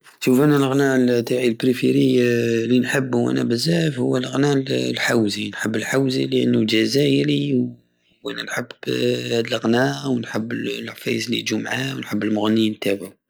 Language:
Algerian Saharan Arabic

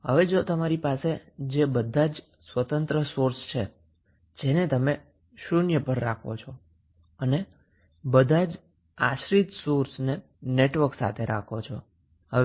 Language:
Gujarati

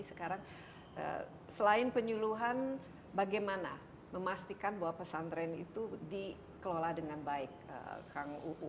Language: Indonesian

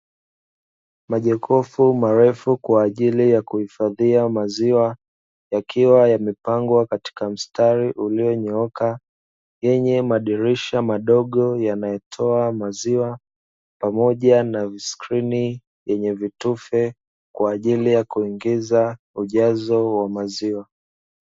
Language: Swahili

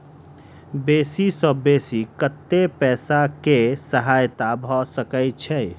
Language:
Maithili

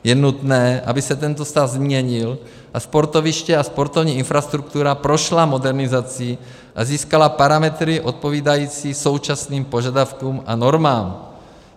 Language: Czech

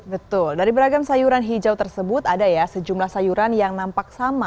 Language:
Indonesian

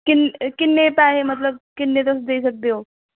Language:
Dogri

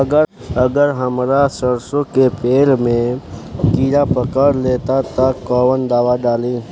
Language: Bhojpuri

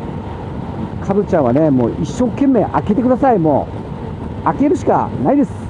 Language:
Japanese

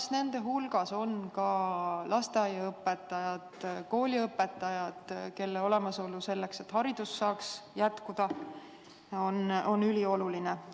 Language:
Estonian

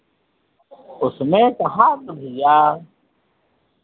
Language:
Hindi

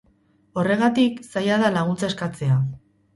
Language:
Basque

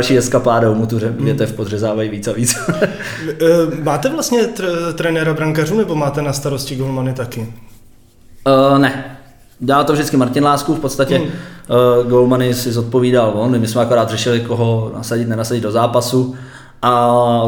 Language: Czech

